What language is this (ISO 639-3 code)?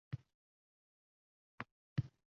uzb